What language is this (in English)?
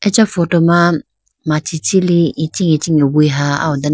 Idu-Mishmi